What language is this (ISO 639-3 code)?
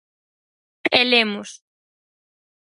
glg